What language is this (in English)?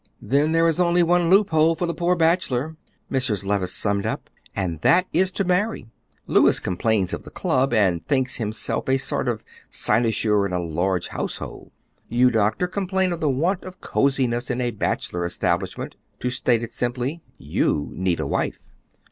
English